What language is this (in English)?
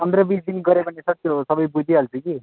Nepali